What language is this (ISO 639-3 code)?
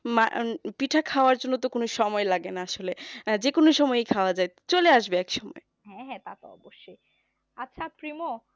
ben